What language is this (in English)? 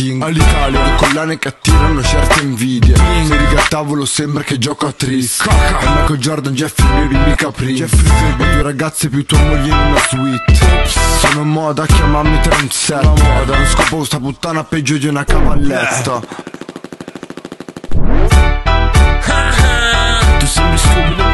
Italian